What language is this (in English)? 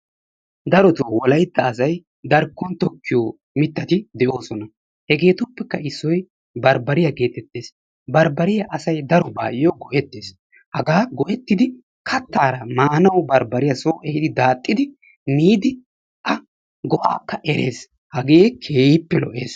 Wolaytta